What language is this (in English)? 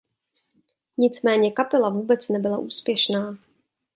Czech